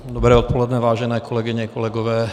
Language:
Czech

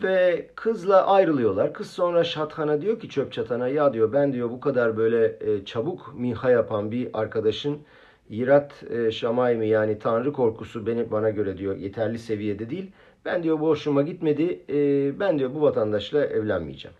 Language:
Turkish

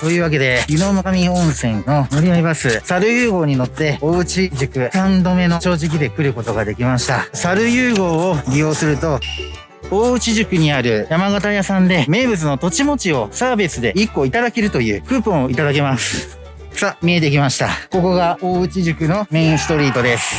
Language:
Japanese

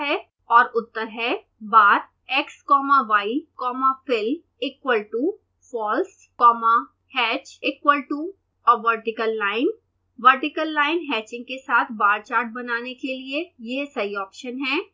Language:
Hindi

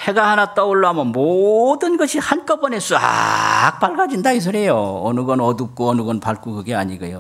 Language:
Korean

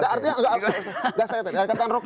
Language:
Indonesian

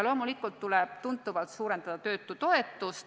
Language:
Estonian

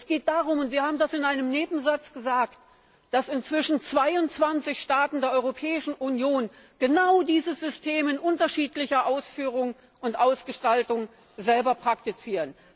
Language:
German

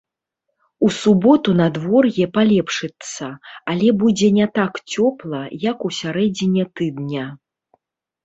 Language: Belarusian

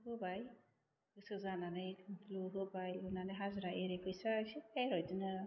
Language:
Bodo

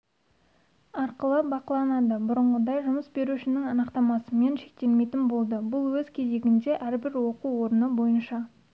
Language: Kazakh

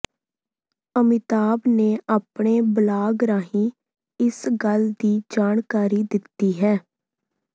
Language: Punjabi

